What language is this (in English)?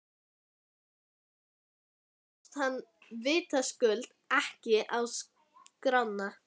Icelandic